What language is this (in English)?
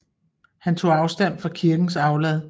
Danish